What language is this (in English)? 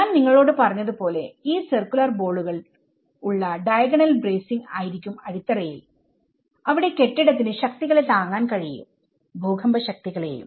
Malayalam